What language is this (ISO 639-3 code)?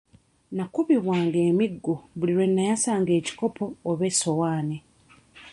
lug